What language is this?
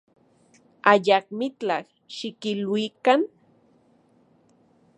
Central Puebla Nahuatl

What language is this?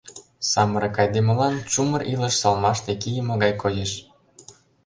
Mari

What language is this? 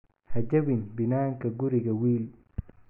Somali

